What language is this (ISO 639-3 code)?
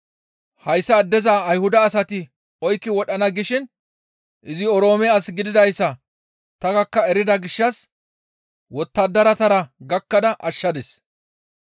gmv